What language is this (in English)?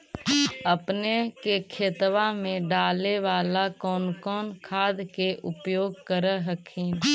Magahi